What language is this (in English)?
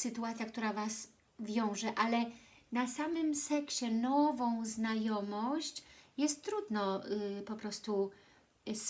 Polish